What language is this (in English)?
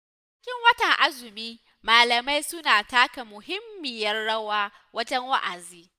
Hausa